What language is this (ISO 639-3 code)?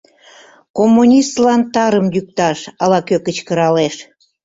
chm